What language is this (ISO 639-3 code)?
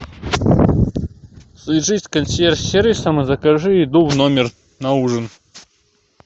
rus